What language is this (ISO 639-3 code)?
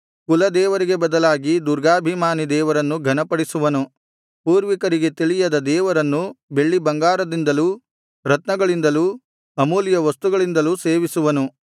kan